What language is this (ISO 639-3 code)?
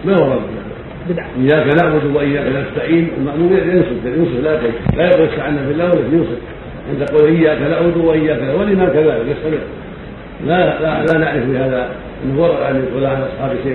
ara